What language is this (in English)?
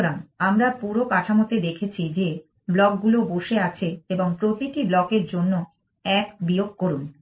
Bangla